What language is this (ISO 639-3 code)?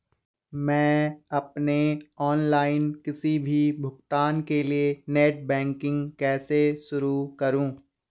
hin